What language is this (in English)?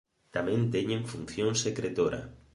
Galician